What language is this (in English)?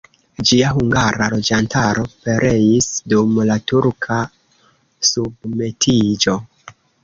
Esperanto